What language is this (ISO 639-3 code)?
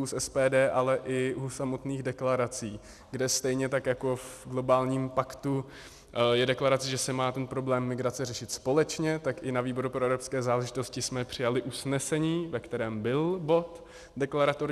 ces